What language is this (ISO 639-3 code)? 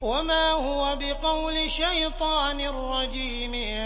ara